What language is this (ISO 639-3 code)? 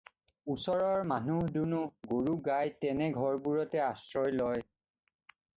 asm